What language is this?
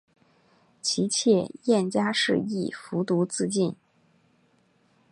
Chinese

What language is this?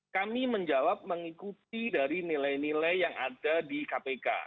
Indonesian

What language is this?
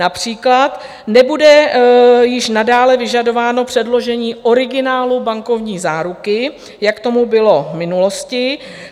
Czech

